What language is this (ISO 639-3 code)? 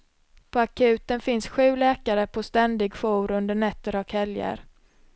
swe